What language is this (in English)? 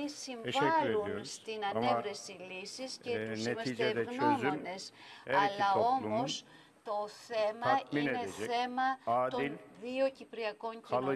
Greek